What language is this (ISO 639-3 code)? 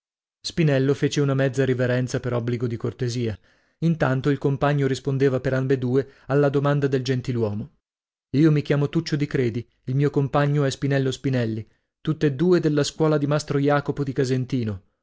ita